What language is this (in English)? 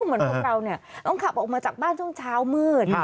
Thai